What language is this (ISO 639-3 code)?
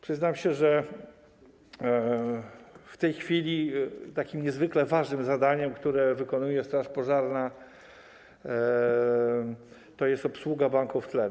pol